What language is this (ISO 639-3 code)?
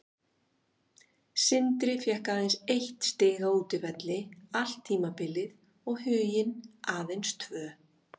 isl